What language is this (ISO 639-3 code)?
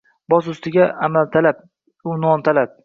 uzb